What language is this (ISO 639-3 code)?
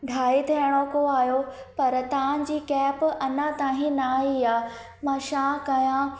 snd